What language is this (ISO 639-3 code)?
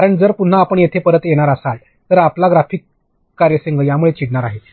mar